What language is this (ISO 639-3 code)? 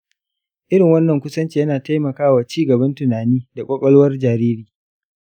hau